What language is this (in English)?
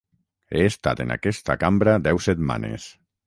Catalan